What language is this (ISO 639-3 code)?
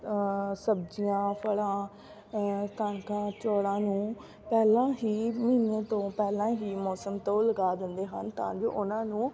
pan